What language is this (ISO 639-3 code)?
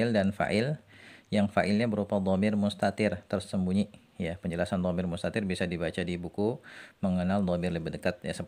ind